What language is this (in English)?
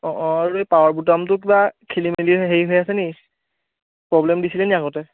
Assamese